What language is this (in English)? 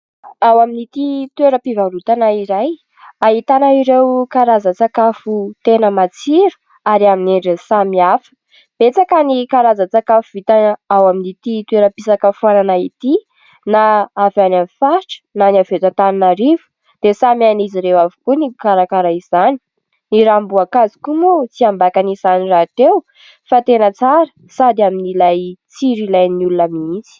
Malagasy